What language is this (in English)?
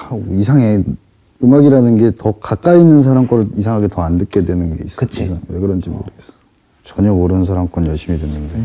Korean